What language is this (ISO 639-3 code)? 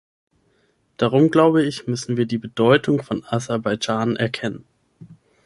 deu